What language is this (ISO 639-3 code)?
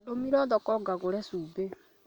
kik